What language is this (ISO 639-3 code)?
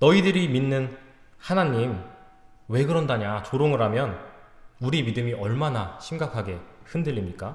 kor